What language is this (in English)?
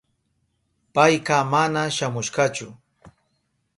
Southern Pastaza Quechua